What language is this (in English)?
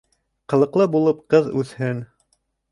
Bashkir